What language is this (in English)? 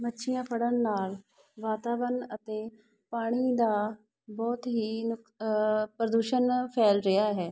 Punjabi